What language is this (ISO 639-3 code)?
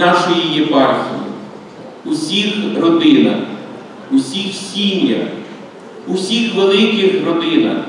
ukr